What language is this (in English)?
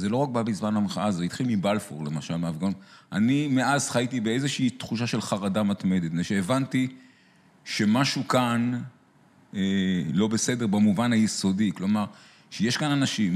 Hebrew